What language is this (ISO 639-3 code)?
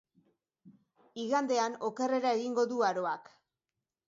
eus